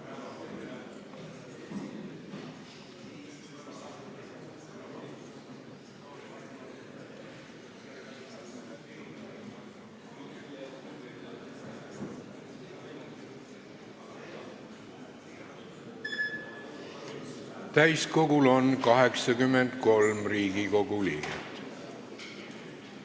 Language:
Estonian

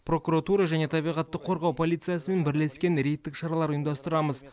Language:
Kazakh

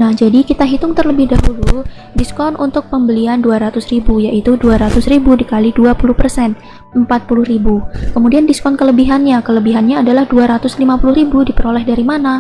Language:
Indonesian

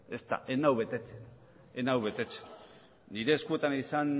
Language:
Basque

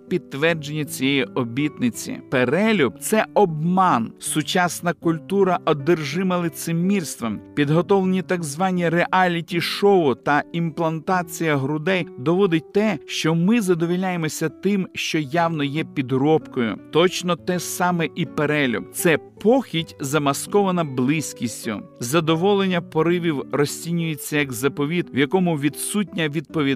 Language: Ukrainian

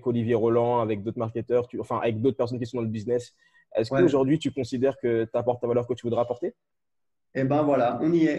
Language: French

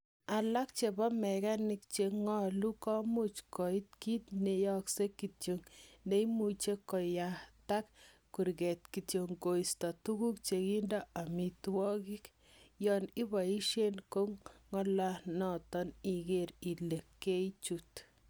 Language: Kalenjin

